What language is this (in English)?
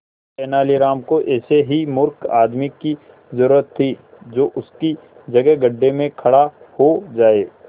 Hindi